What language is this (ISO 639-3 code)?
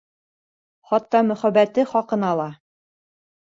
bak